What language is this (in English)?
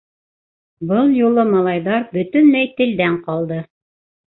Bashkir